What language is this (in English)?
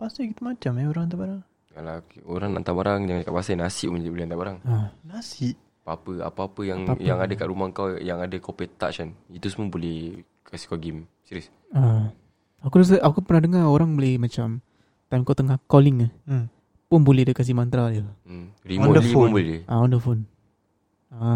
Malay